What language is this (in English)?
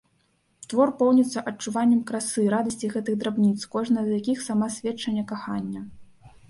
Belarusian